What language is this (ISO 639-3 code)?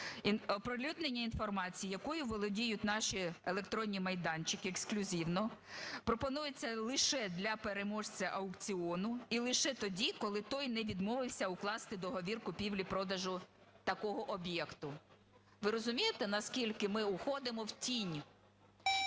ukr